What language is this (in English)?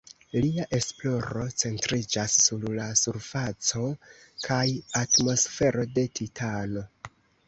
Esperanto